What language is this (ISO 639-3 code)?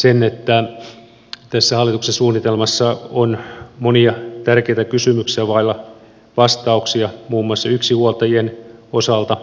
fin